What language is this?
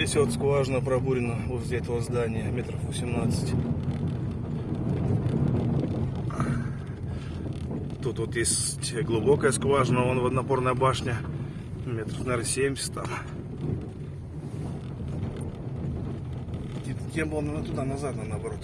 Russian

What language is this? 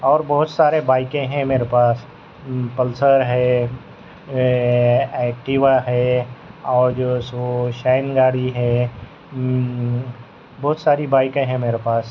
Urdu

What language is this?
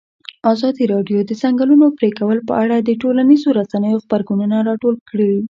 Pashto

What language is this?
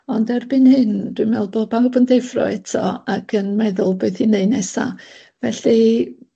Welsh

